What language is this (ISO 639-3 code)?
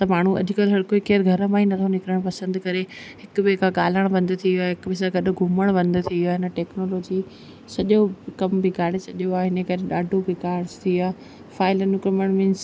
snd